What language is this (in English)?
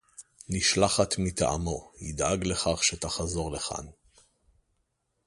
Hebrew